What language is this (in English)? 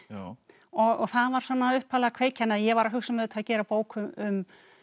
Icelandic